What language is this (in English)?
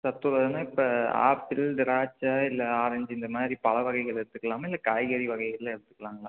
Tamil